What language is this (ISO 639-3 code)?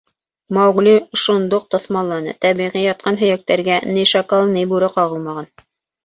bak